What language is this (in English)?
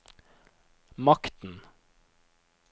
Norwegian